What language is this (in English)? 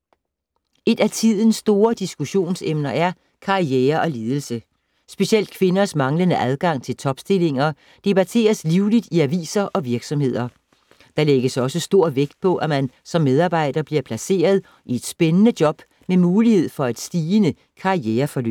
Danish